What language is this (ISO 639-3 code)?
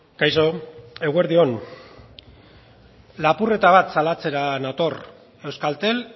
eus